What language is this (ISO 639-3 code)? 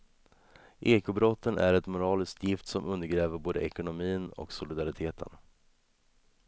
swe